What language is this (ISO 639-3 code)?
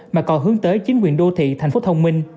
vie